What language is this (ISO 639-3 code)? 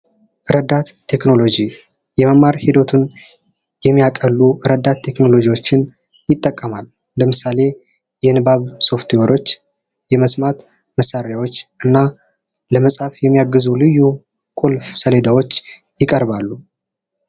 amh